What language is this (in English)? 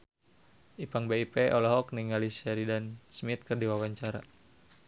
Sundanese